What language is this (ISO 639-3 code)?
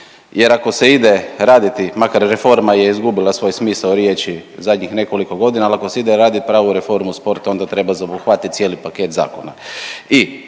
hrv